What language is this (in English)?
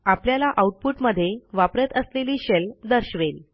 Marathi